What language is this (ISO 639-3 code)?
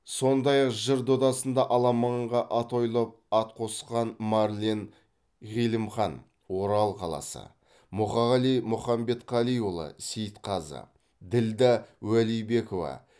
kaz